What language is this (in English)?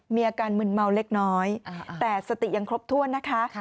Thai